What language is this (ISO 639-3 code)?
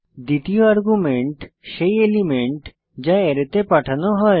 ben